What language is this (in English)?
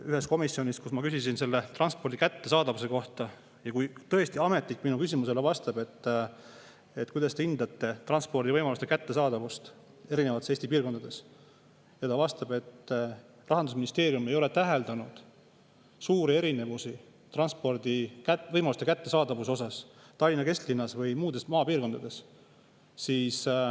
Estonian